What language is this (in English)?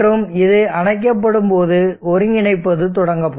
Tamil